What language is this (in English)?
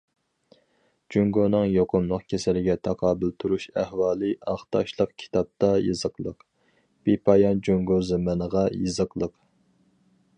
Uyghur